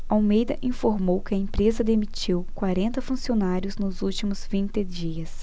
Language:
Portuguese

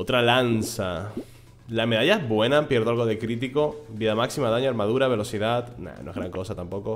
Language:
Spanish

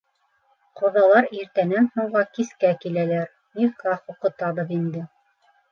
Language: Bashkir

